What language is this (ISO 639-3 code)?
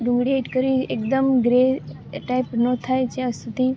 guj